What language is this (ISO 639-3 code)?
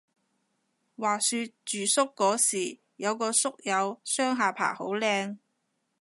yue